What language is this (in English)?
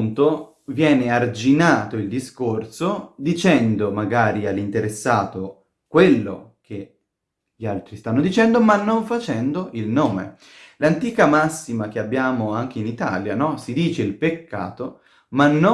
Italian